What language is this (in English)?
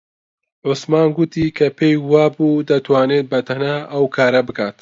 Central Kurdish